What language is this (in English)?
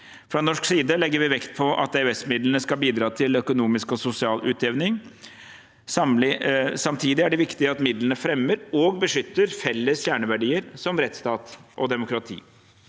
Norwegian